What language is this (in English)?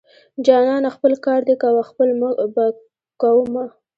Pashto